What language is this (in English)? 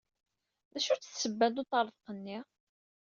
Kabyle